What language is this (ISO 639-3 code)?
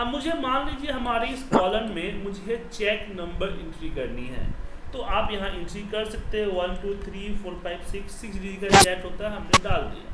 hin